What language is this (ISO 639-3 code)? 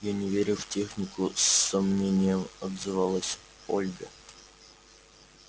rus